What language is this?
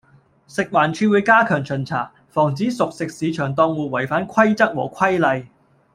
Cantonese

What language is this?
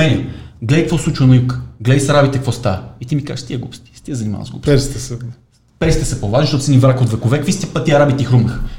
Bulgarian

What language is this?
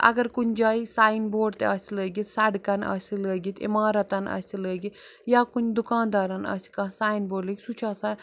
Kashmiri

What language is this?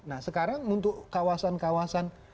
Indonesian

